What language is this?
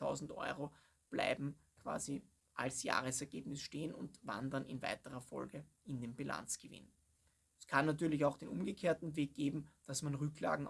German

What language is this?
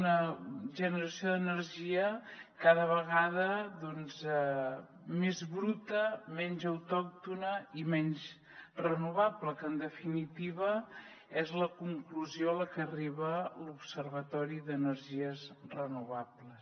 Catalan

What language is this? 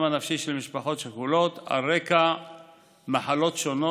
Hebrew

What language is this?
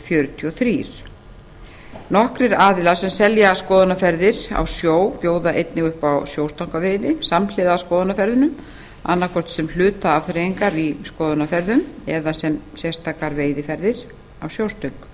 Icelandic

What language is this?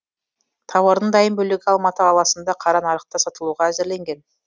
Kazakh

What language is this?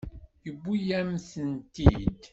Kabyle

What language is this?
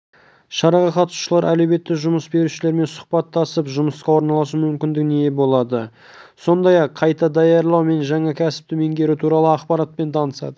Kazakh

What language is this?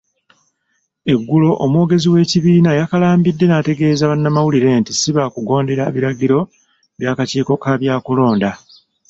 Ganda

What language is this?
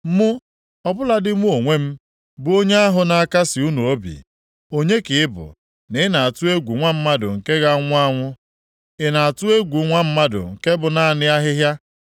Igbo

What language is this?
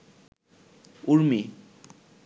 Bangla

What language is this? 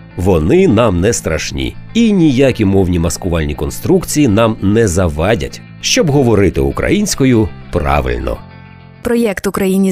Ukrainian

